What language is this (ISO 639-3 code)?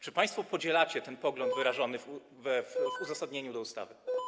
pol